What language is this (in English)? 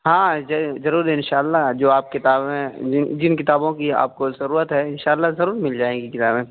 Urdu